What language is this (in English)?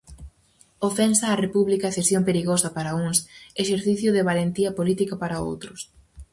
Galician